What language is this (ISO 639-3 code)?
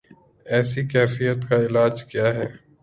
urd